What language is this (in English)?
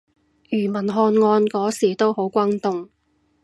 Cantonese